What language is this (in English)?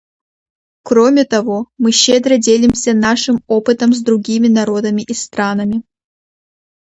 Russian